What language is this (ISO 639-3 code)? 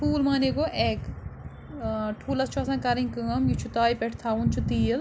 kas